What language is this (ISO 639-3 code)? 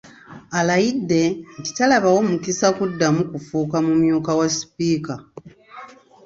lug